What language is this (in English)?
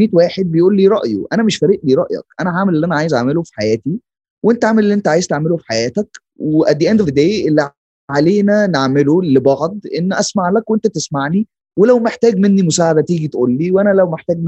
Arabic